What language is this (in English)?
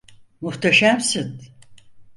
Turkish